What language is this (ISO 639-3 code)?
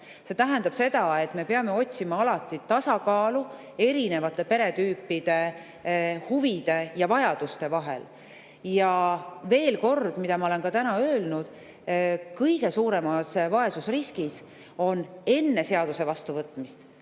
est